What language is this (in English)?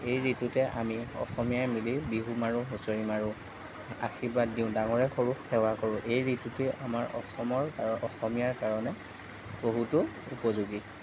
Assamese